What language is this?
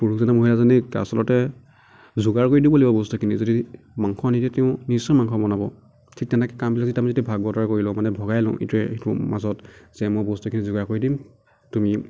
Assamese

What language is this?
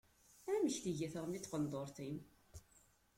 Kabyle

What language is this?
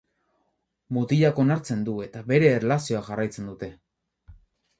Basque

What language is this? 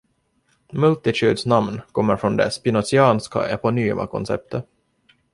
Swedish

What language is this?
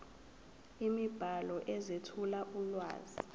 Zulu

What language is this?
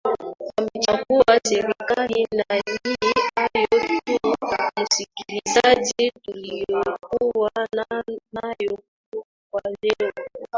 Swahili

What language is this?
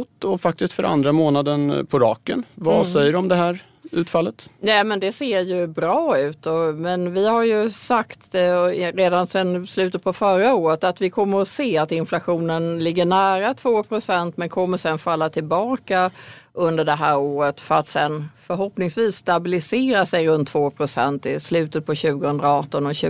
Swedish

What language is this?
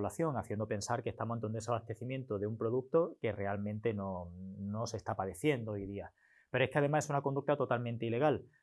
Spanish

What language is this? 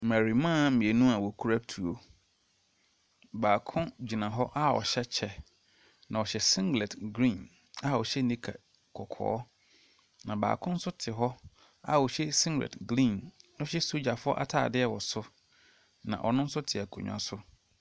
Akan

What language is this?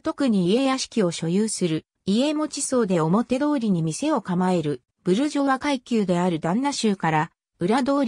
Japanese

